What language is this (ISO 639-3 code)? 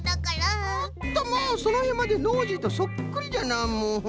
jpn